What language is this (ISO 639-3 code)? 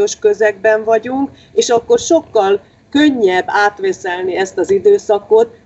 hun